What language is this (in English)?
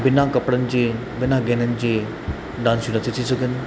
Sindhi